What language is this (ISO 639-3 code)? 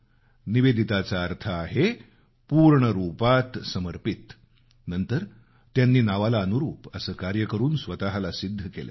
mar